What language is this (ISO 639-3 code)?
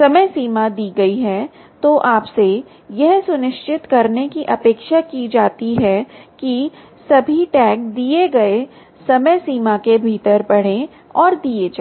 hin